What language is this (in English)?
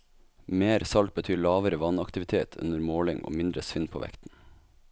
Norwegian